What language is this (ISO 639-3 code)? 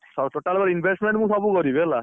ori